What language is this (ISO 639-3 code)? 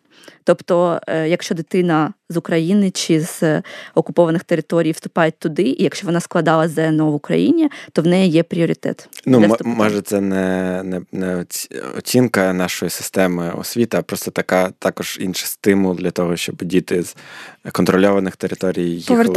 ukr